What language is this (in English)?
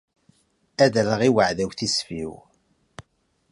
Kabyle